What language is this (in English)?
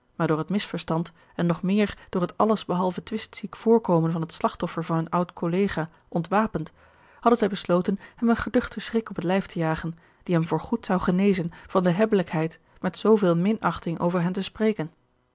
Dutch